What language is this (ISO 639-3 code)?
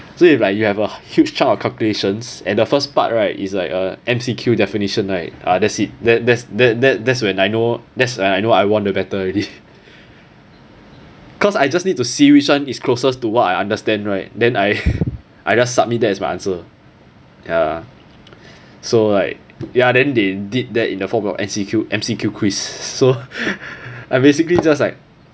eng